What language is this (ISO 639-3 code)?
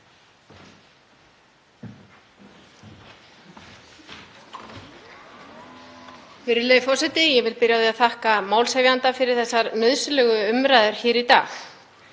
isl